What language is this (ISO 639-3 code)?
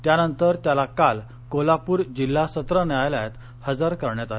mar